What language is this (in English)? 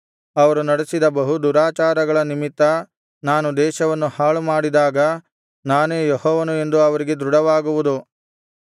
Kannada